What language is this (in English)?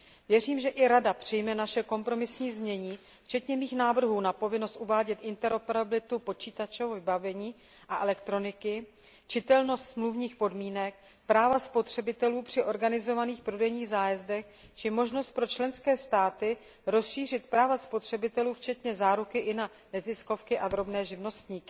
Czech